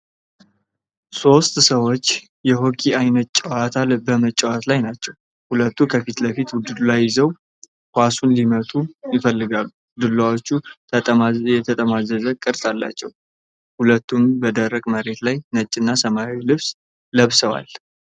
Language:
Amharic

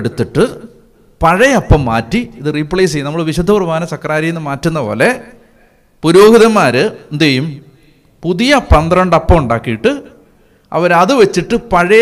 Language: Malayalam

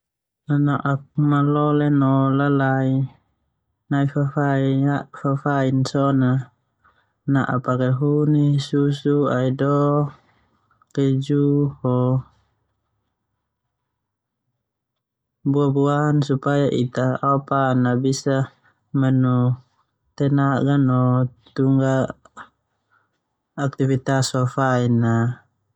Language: Termanu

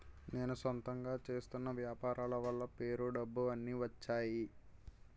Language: Telugu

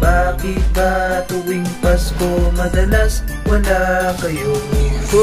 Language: Vietnamese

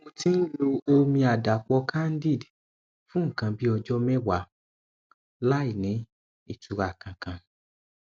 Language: Yoruba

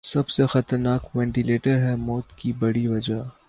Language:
Urdu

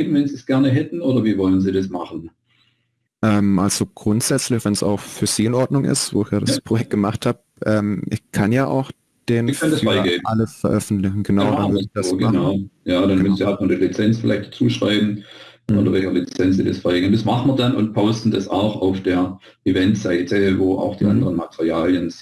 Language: German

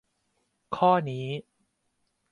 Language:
Thai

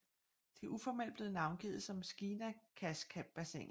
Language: Danish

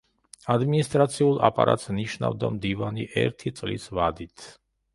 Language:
Georgian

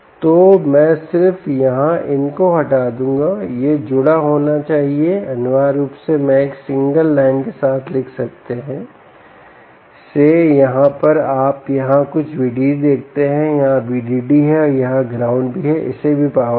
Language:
Hindi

